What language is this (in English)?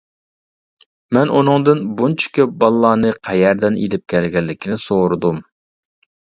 Uyghur